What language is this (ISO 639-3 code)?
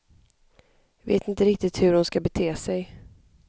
swe